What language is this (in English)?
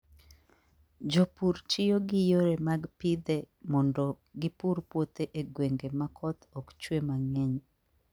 Luo (Kenya and Tanzania)